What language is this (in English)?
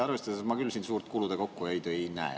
Estonian